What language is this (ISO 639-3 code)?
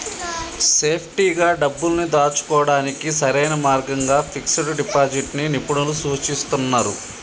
tel